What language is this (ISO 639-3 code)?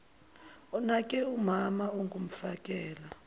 zul